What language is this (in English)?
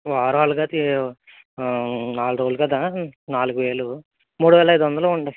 Telugu